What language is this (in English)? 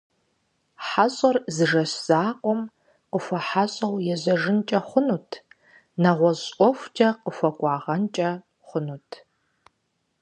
Kabardian